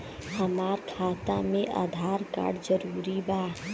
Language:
Bhojpuri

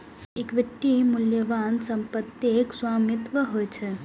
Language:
Maithili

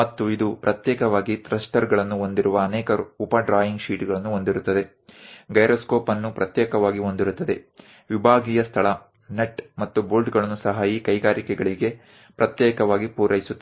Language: Kannada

